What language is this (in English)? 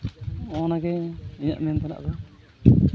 Santali